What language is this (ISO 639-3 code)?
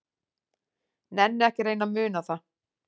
isl